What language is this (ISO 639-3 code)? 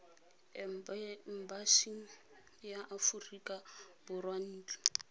tsn